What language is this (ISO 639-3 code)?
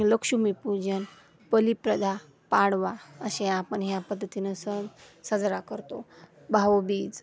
mar